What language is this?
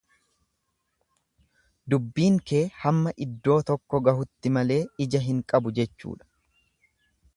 Oromo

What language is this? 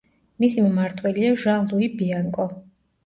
Georgian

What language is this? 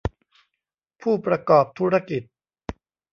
Thai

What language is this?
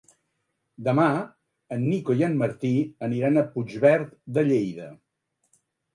Catalan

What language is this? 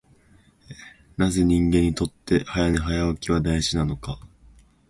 Japanese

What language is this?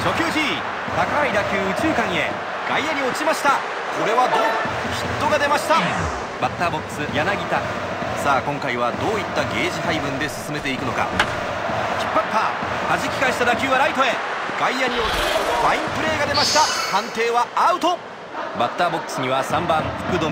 Japanese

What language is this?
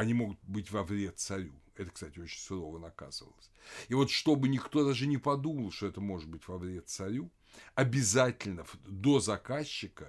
Russian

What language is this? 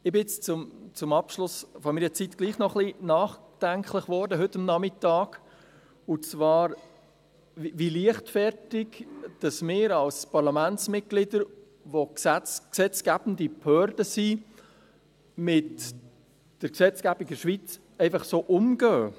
Swiss German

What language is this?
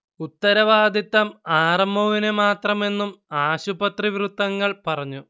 Malayalam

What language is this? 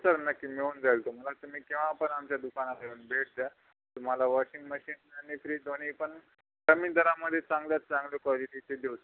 Marathi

